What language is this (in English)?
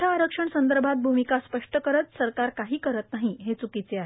Marathi